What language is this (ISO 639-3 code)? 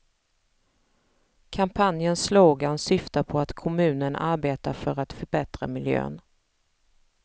swe